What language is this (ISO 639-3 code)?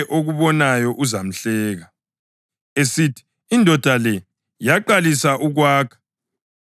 nde